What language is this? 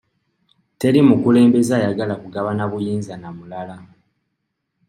Ganda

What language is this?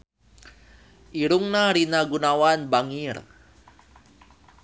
Sundanese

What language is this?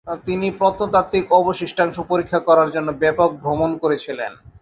Bangla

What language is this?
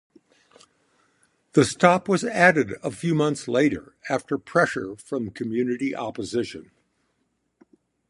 English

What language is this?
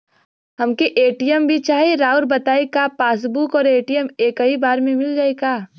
Bhojpuri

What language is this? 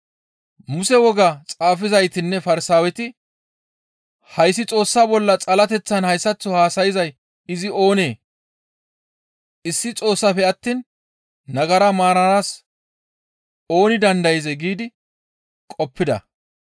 Gamo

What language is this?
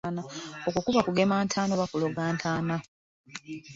Ganda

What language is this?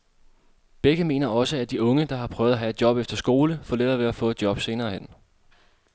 Danish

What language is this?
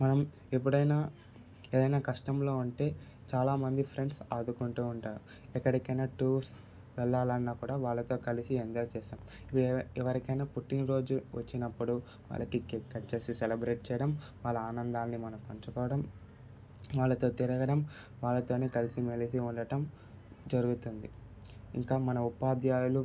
Telugu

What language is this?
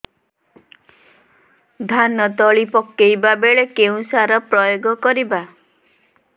Odia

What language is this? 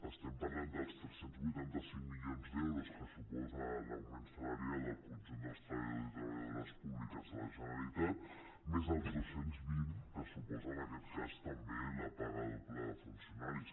Catalan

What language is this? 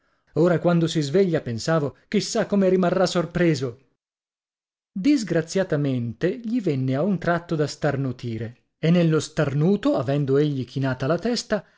Italian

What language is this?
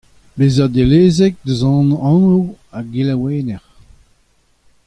Breton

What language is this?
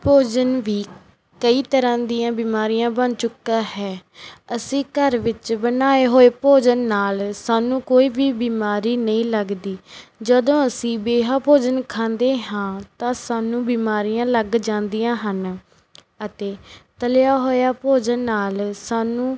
Punjabi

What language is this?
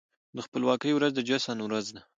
Pashto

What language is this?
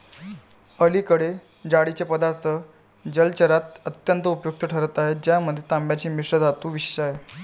Marathi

